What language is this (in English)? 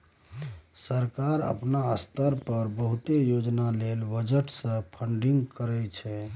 Maithili